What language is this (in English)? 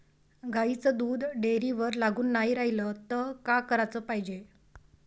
Marathi